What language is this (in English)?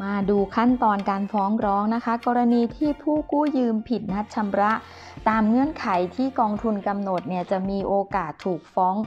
Thai